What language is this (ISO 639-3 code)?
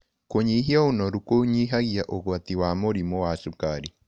kik